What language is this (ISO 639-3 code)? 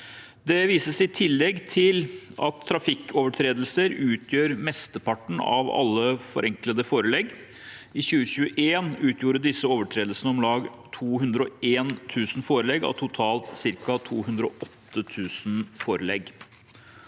nor